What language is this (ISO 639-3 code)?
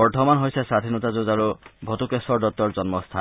asm